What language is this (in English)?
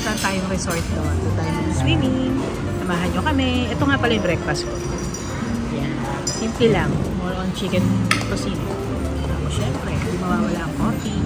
Filipino